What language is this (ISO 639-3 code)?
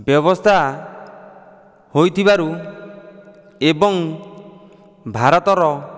ori